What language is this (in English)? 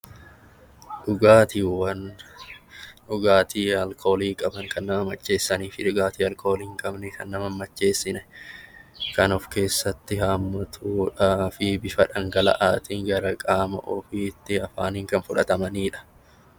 Oromo